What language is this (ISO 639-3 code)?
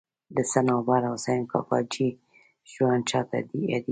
pus